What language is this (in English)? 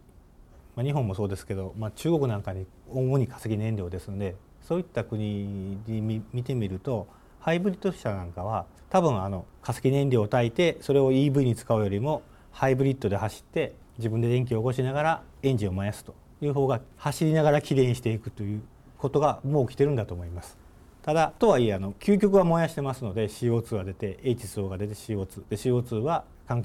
Japanese